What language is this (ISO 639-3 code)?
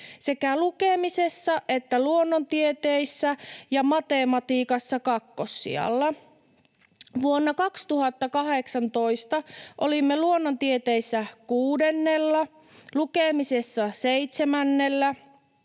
fin